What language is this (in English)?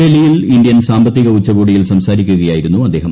Malayalam